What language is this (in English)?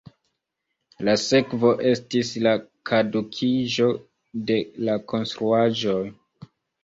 Esperanto